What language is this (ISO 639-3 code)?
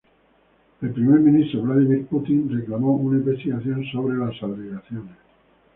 spa